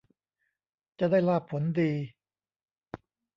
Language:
Thai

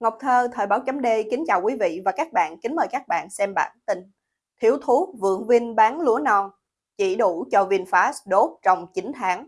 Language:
Vietnamese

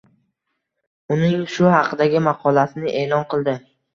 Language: Uzbek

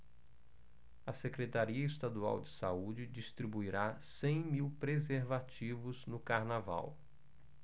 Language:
Portuguese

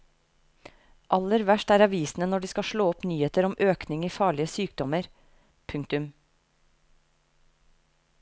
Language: Norwegian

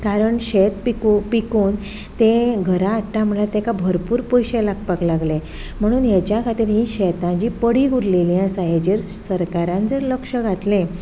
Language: Konkani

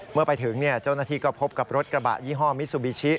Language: Thai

